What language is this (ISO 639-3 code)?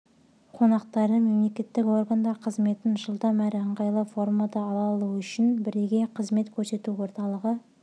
kaz